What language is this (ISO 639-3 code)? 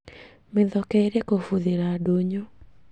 kik